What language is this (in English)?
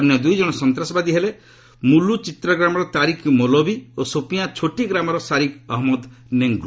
Odia